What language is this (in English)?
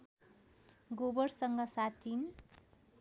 Nepali